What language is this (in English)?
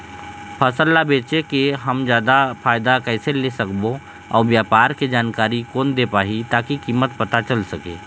Chhattisgarhi